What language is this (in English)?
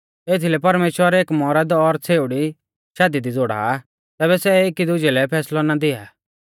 Mahasu Pahari